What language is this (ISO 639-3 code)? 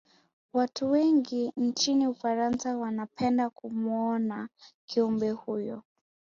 swa